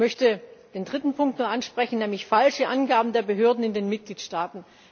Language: German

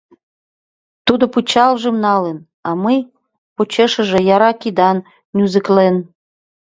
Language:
Mari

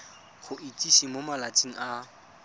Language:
Tswana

